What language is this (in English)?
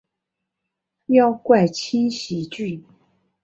Chinese